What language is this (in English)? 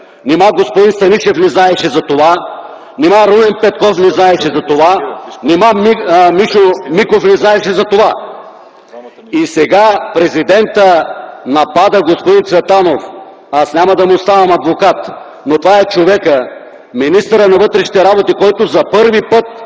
Bulgarian